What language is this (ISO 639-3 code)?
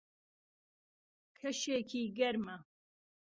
ckb